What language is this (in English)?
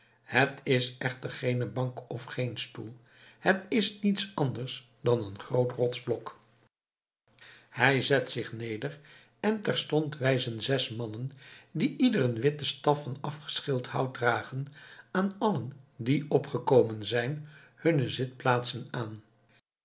Dutch